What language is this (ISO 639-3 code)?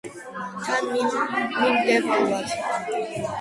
kat